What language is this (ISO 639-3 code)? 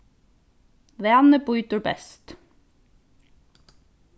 fao